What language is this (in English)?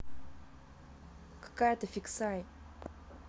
Russian